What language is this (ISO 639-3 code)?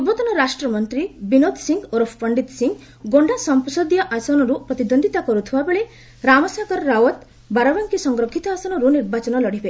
ori